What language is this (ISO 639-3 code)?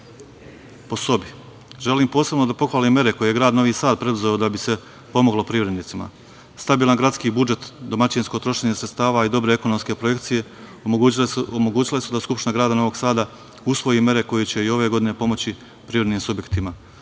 srp